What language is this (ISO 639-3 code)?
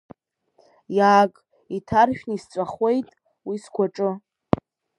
abk